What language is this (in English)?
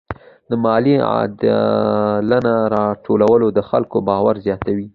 Pashto